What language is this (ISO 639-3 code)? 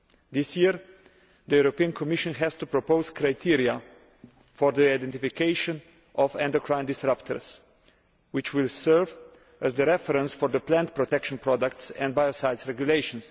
eng